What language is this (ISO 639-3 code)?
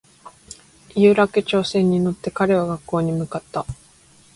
jpn